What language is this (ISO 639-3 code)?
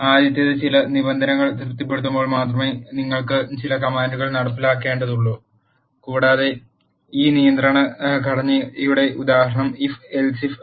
mal